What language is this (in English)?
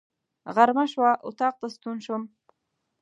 Pashto